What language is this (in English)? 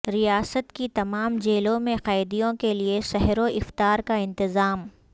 Urdu